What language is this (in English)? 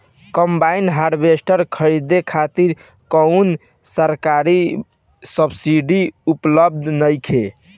Bhojpuri